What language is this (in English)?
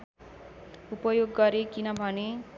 Nepali